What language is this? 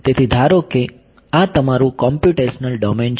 Gujarati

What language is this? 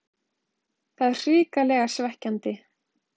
Icelandic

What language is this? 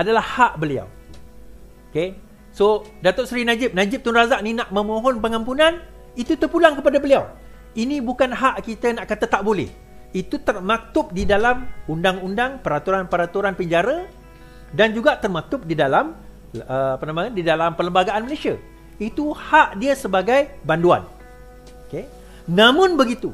Malay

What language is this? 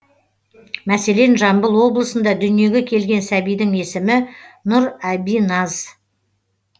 Kazakh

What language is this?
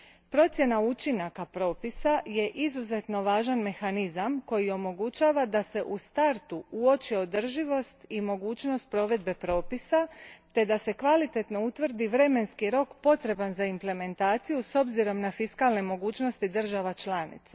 Croatian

